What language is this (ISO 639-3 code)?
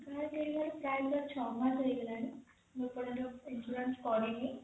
ori